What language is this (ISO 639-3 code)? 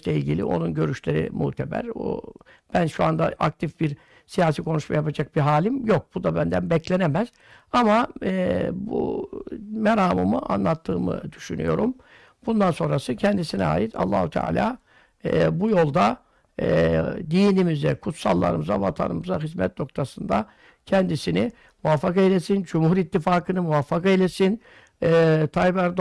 tur